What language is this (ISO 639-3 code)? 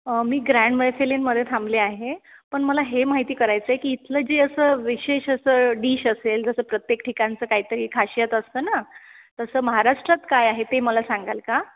mar